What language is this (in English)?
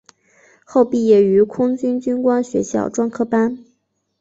Chinese